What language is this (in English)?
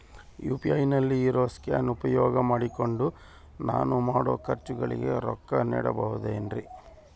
Kannada